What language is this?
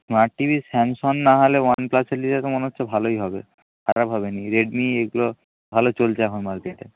Bangla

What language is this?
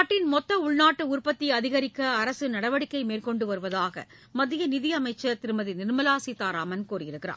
Tamil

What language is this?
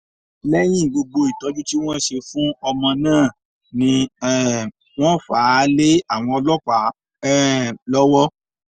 Yoruba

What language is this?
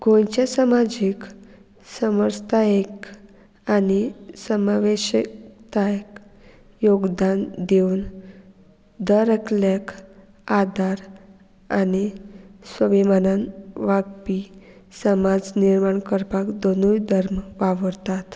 Konkani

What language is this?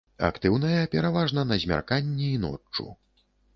Belarusian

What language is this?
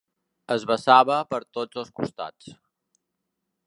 Catalan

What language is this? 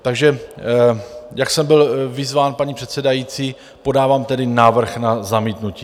Czech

